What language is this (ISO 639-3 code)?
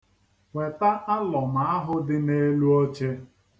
ibo